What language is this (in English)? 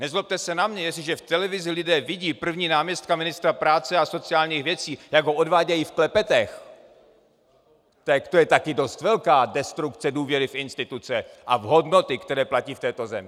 Czech